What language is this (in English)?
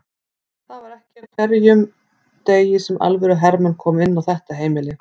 Icelandic